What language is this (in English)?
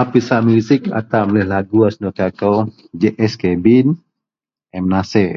Central Melanau